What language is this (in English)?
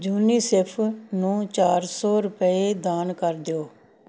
Punjabi